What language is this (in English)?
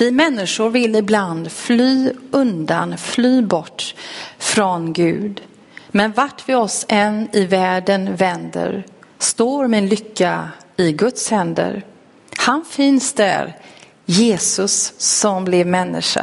Swedish